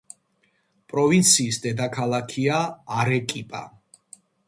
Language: Georgian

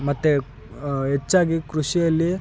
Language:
Kannada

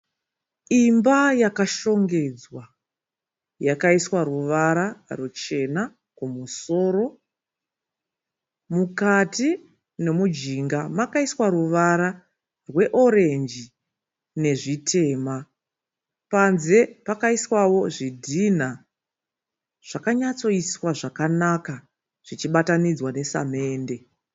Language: Shona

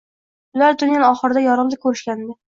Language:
Uzbek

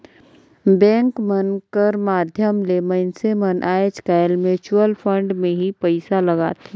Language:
Chhattisgarhi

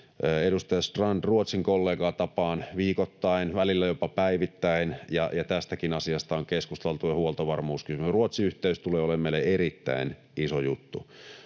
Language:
Finnish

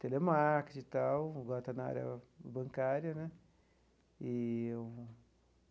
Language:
Portuguese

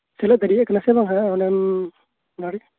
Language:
Santali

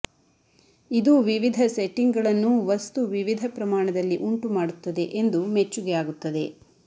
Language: Kannada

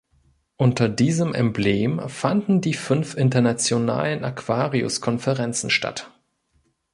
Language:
German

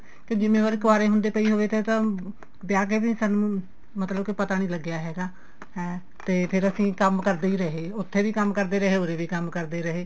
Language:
Punjabi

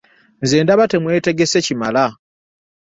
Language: Ganda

